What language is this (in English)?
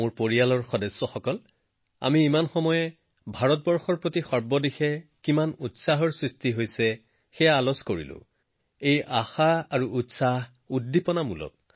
Assamese